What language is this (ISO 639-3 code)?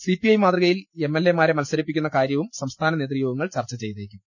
mal